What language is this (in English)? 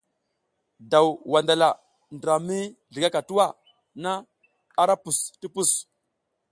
South Giziga